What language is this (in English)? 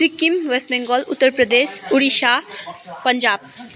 Nepali